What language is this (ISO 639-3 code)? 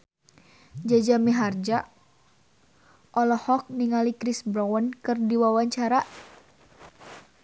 sun